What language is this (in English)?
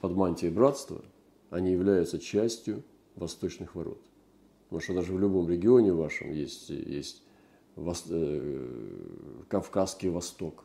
Russian